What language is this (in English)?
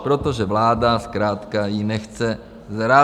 Czech